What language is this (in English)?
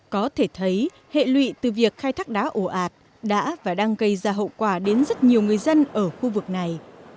Vietnamese